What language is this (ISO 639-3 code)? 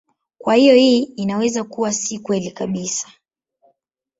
swa